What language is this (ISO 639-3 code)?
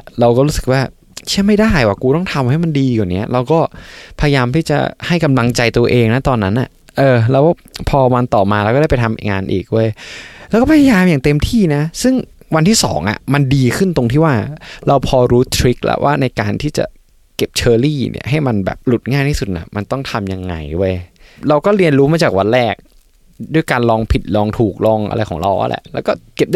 tha